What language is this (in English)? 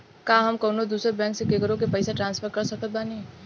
Bhojpuri